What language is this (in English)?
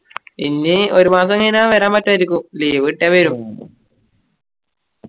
Malayalam